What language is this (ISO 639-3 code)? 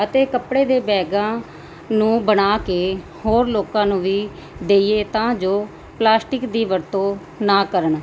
pan